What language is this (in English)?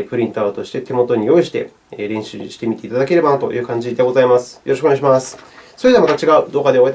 Japanese